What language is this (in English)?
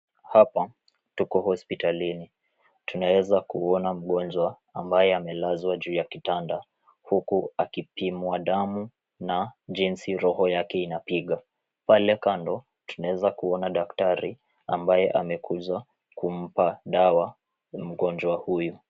Swahili